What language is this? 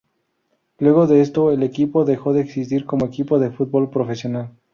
Spanish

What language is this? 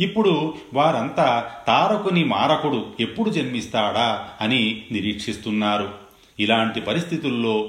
Telugu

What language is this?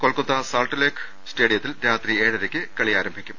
Malayalam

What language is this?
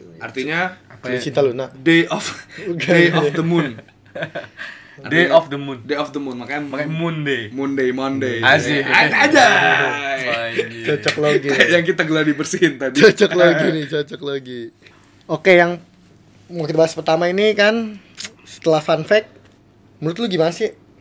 Indonesian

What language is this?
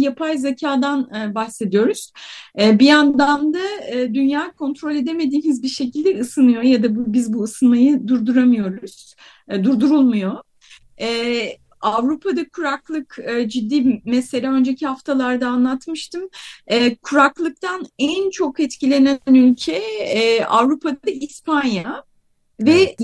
Turkish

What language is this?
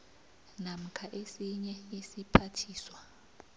South Ndebele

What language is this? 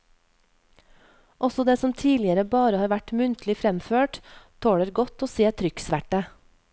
Norwegian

